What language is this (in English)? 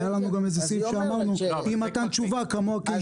Hebrew